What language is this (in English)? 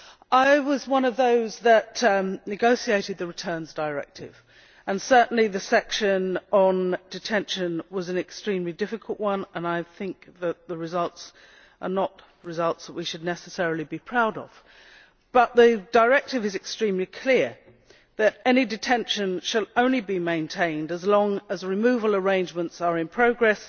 English